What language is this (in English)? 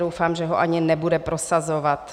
Czech